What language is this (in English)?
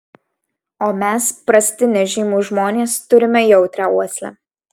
Lithuanian